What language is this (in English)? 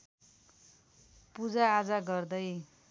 Nepali